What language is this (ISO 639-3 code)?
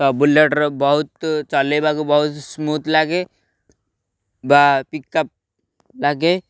ori